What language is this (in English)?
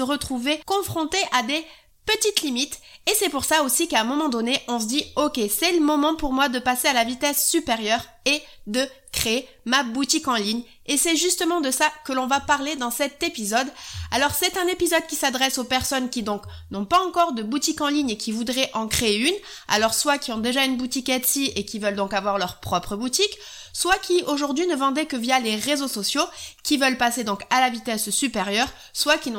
French